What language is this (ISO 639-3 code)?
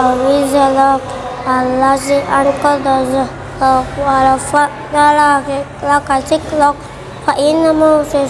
ind